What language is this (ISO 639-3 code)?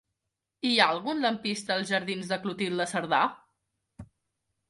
cat